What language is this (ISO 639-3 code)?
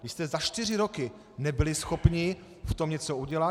ces